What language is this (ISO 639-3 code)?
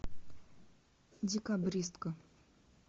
rus